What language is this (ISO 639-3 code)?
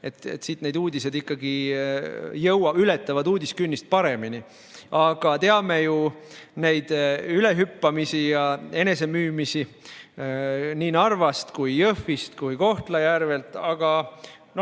est